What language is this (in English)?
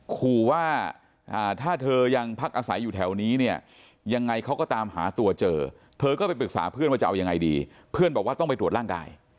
Thai